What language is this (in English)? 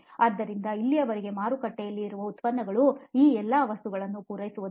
Kannada